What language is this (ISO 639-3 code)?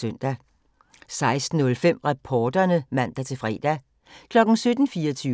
dan